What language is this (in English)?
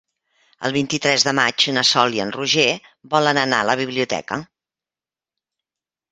Catalan